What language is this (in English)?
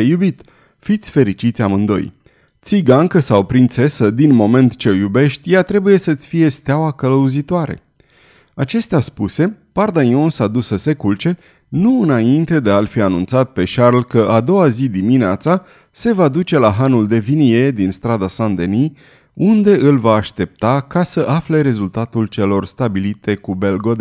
Romanian